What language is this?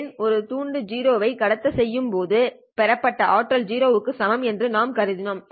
Tamil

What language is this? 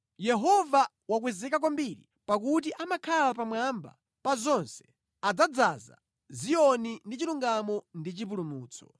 Nyanja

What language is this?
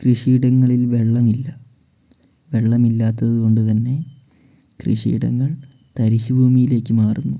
Malayalam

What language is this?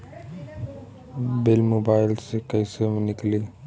Bhojpuri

